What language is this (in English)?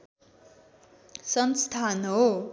Nepali